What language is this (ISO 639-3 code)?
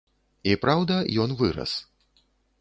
bel